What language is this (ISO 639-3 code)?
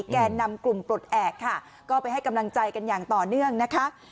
tha